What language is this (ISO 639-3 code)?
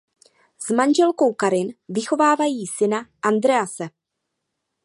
ces